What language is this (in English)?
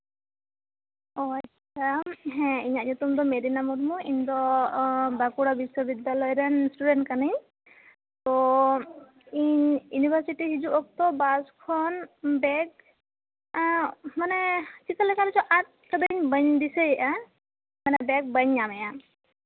Santali